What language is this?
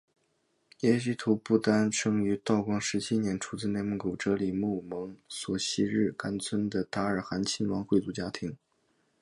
Chinese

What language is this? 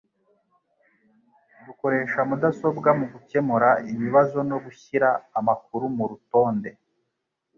Kinyarwanda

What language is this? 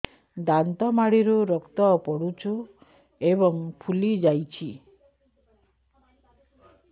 Odia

